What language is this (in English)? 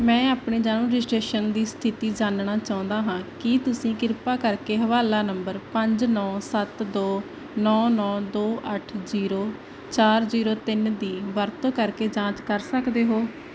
Punjabi